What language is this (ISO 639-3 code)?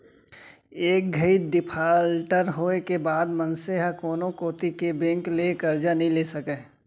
hne